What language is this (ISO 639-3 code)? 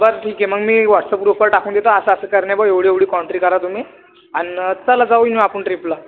mar